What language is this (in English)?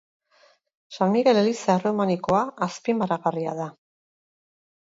Basque